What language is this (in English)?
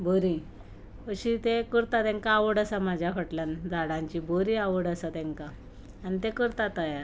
Konkani